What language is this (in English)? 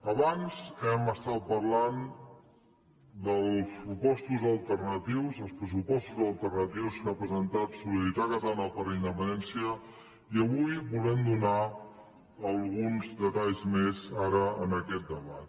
Catalan